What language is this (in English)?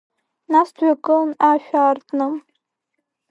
Abkhazian